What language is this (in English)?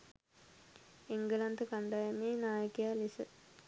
Sinhala